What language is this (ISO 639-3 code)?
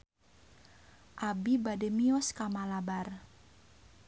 sun